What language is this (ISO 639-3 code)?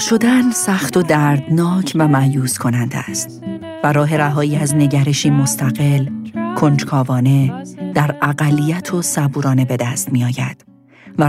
fas